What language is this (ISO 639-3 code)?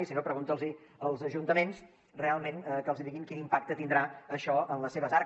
cat